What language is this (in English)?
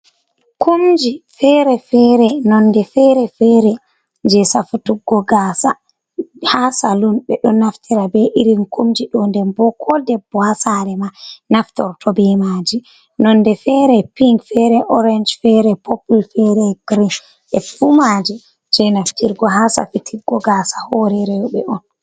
Fula